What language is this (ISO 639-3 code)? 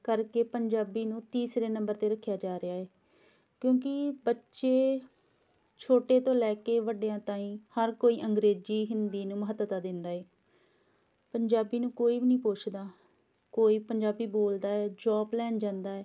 pan